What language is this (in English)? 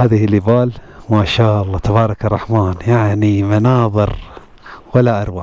Arabic